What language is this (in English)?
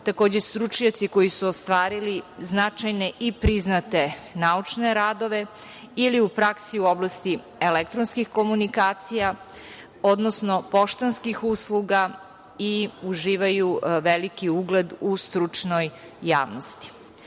Serbian